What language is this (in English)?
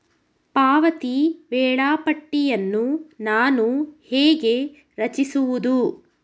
Kannada